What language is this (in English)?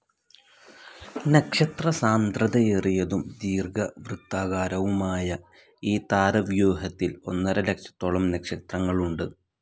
Malayalam